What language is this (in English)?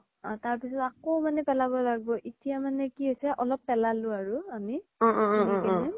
Assamese